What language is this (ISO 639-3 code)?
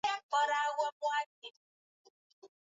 swa